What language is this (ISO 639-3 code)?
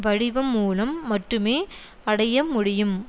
tam